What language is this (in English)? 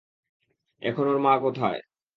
Bangla